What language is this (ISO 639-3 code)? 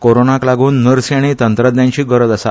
kok